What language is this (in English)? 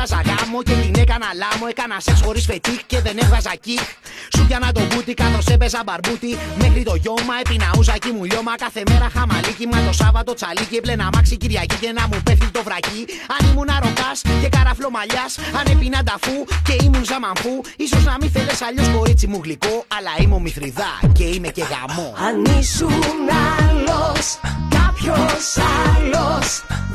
Greek